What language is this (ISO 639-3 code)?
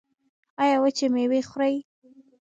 pus